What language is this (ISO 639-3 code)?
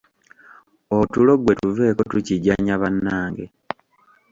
lug